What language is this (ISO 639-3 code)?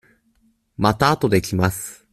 jpn